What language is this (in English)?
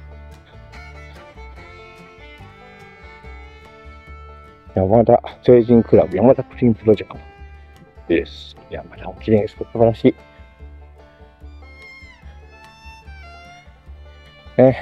Japanese